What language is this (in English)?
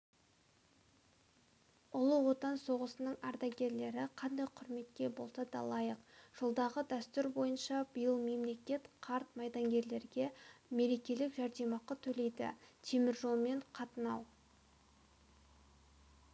Kazakh